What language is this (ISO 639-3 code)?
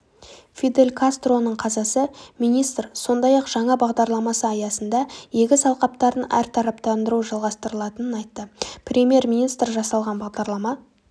kaz